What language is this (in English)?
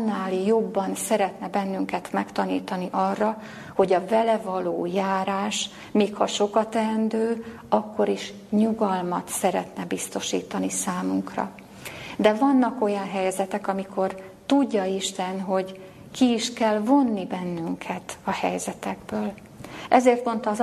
Hungarian